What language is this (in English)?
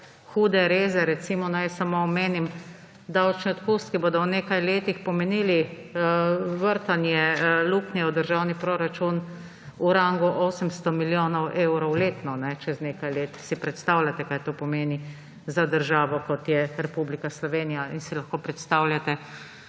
Slovenian